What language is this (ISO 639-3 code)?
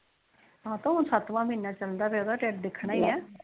pan